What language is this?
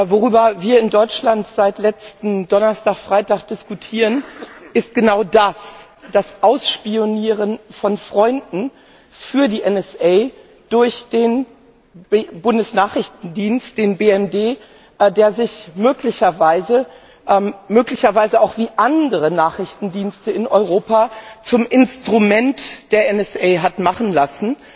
German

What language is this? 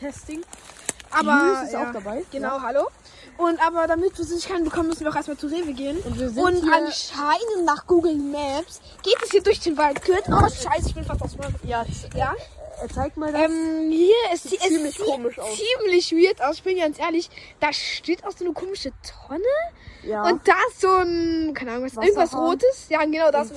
German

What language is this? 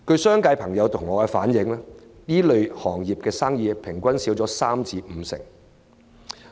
Cantonese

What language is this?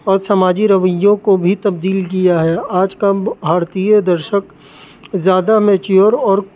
Urdu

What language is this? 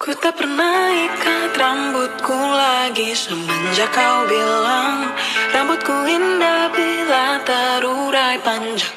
Indonesian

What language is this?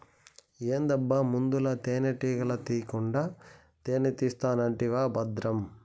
Telugu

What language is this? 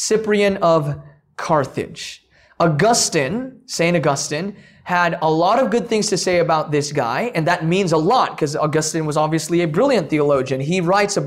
English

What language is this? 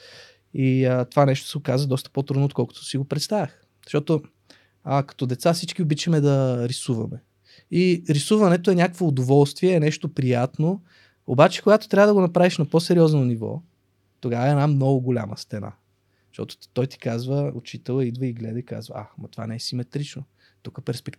Bulgarian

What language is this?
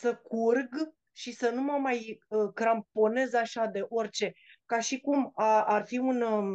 Romanian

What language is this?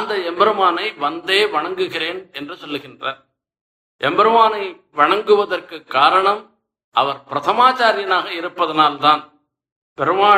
Tamil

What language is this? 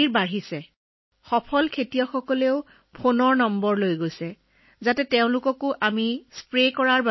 Assamese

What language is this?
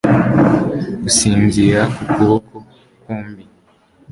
Kinyarwanda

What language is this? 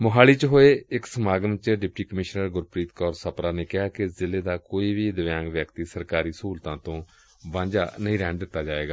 Punjabi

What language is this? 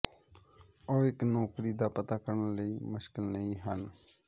Punjabi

